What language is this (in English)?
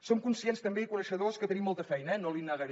Catalan